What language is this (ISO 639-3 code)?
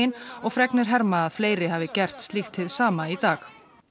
isl